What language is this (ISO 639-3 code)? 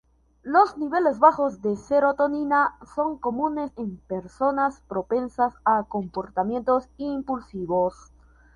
spa